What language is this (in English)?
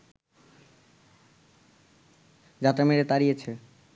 Bangla